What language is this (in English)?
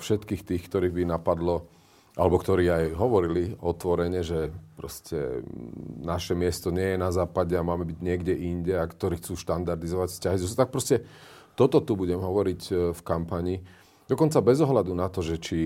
Slovak